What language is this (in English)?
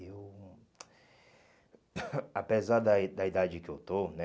Portuguese